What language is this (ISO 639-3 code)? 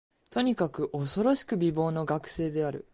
jpn